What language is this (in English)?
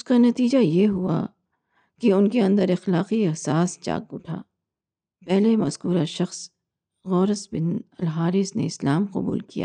Urdu